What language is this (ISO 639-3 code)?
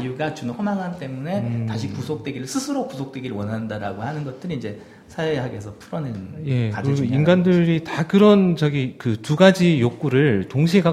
kor